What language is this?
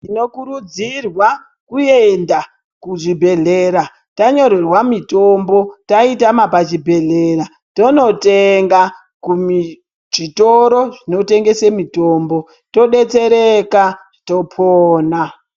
Ndau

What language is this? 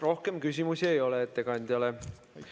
Estonian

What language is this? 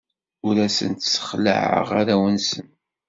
Kabyle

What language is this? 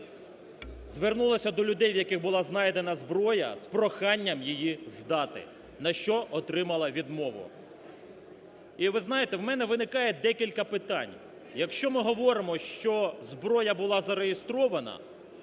Ukrainian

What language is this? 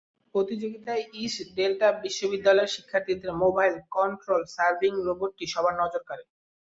Bangla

